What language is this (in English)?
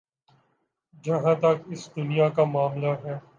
Urdu